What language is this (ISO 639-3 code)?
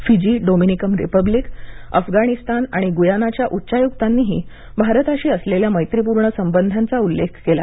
mar